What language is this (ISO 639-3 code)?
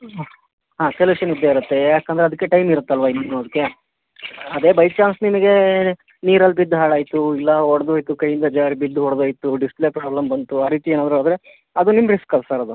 kan